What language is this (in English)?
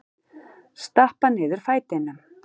Icelandic